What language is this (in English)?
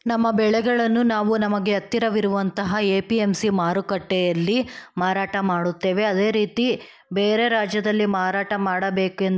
Kannada